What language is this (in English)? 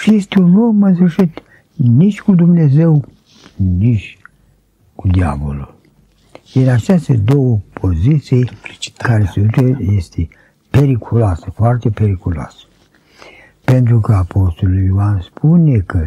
Romanian